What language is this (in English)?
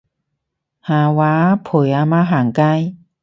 Cantonese